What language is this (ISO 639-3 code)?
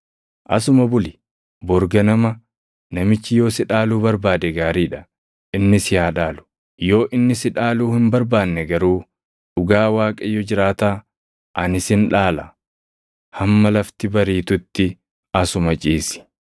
orm